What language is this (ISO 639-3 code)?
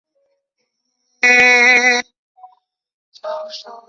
zho